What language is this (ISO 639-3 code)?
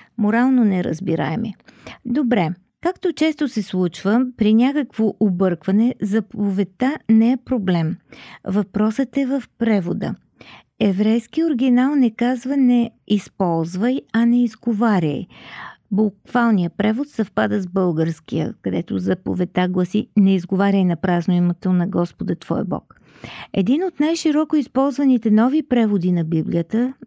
bul